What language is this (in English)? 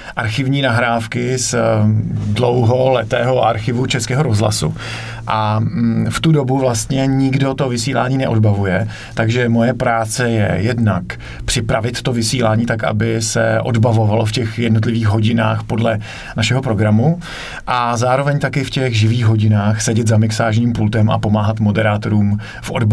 Czech